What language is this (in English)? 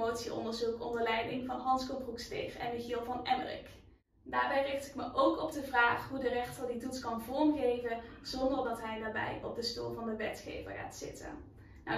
Dutch